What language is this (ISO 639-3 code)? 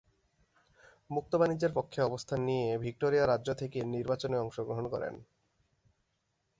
ben